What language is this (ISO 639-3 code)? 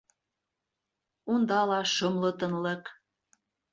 bak